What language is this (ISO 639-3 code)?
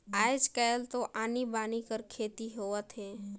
hne